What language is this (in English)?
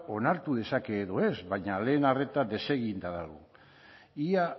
Basque